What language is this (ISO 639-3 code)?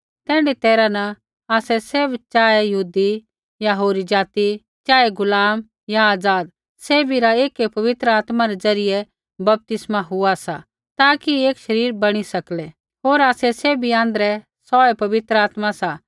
kfx